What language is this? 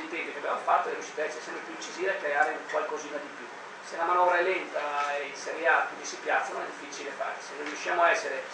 Italian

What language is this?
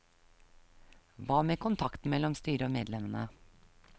Norwegian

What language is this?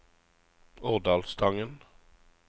Norwegian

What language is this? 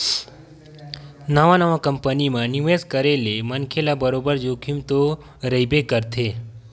Chhattisgarhi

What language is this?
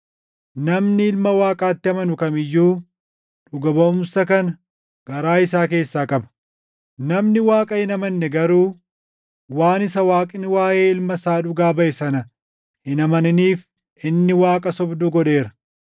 Oromo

